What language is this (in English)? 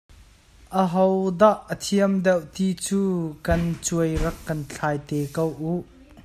Hakha Chin